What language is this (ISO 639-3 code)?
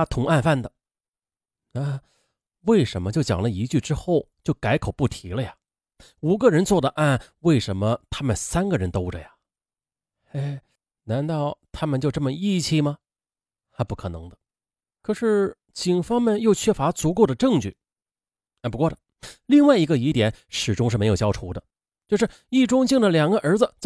zho